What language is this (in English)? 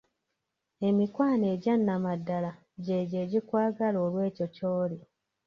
Ganda